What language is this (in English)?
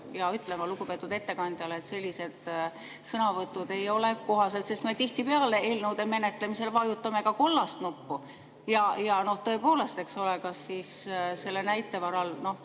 Estonian